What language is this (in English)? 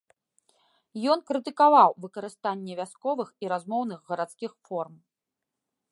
Belarusian